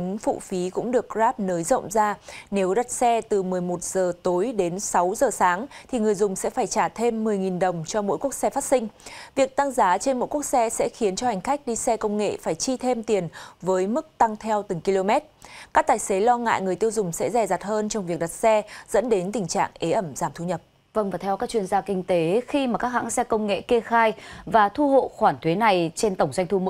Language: Vietnamese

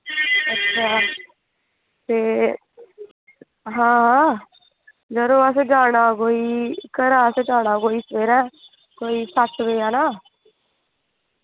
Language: Dogri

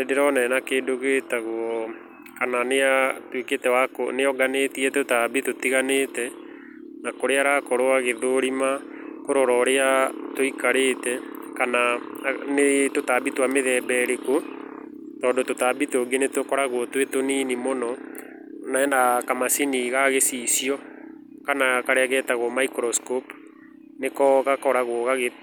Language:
Kikuyu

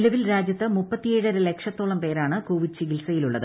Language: Malayalam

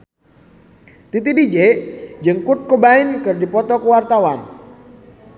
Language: Sundanese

